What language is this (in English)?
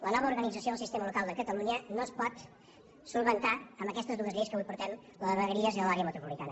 Catalan